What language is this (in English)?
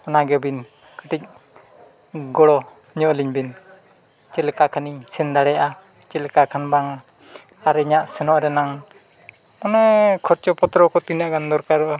Santali